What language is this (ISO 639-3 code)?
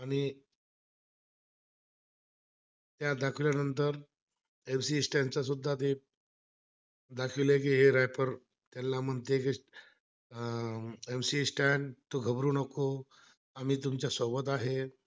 mar